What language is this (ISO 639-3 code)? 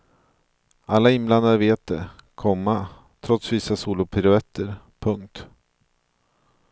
swe